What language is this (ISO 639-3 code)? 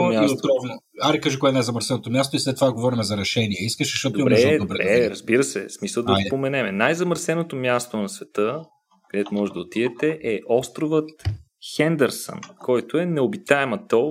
bul